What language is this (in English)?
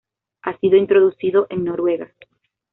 Spanish